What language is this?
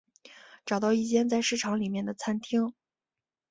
Chinese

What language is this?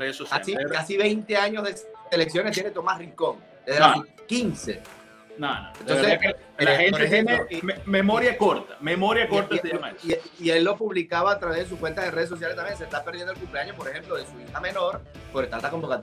Spanish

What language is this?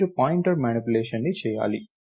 Telugu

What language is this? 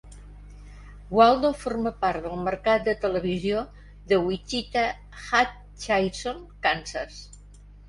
Catalan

